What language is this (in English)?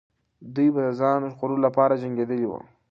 Pashto